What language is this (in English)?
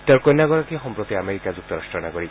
Assamese